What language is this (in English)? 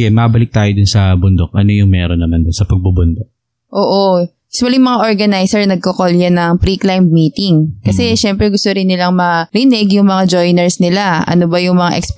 Filipino